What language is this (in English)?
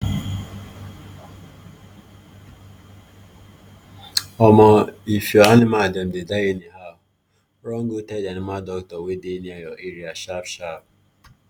Nigerian Pidgin